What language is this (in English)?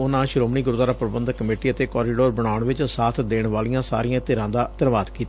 Punjabi